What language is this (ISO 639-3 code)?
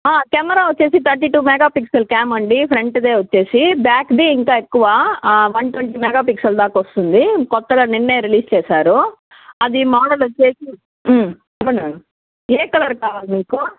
tel